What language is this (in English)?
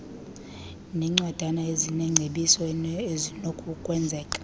Xhosa